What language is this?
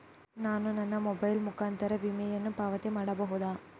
Kannada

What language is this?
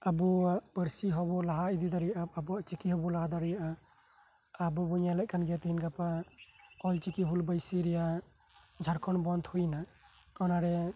Santali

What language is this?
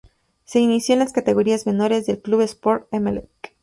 Spanish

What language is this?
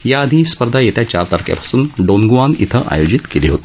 Marathi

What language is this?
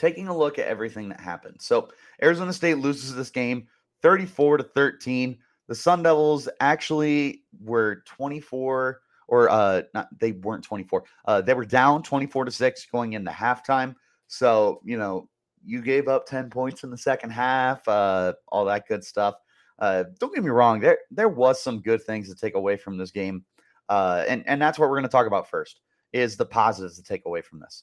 English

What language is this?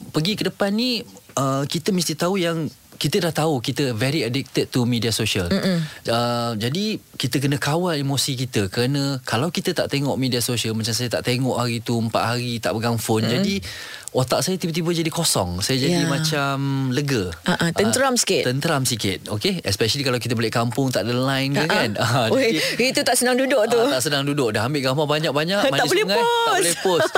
Malay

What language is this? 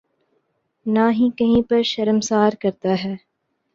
Urdu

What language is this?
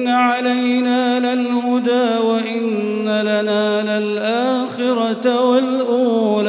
Arabic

